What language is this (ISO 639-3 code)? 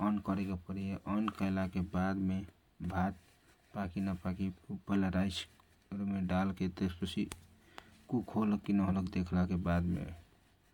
thq